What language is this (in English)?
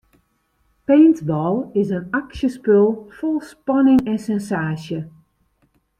Western Frisian